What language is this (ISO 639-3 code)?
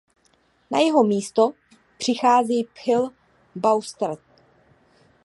ces